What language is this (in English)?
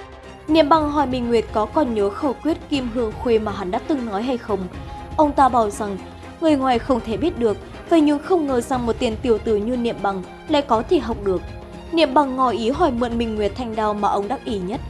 Vietnamese